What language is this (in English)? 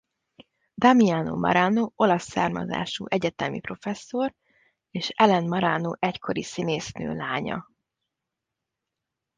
Hungarian